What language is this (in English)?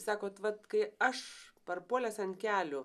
Lithuanian